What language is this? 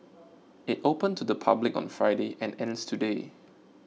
English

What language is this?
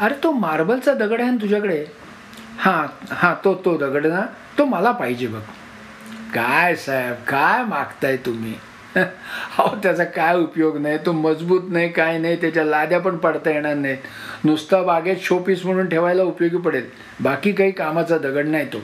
Marathi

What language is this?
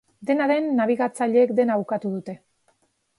Basque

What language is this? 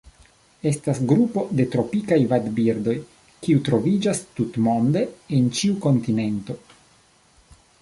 Esperanto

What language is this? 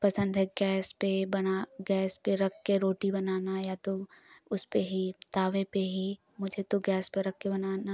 Hindi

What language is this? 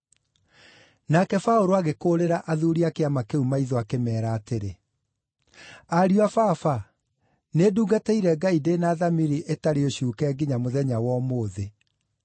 Kikuyu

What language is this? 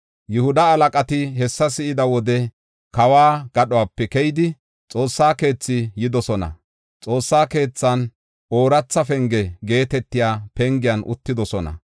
Gofa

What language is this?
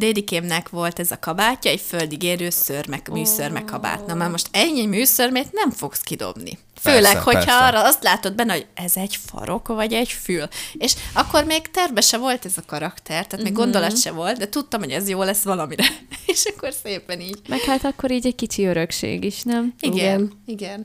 Hungarian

